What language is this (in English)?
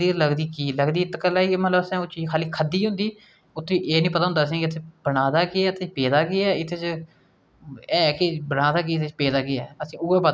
Dogri